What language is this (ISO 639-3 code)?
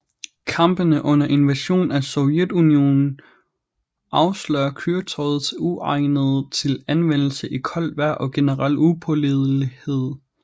dan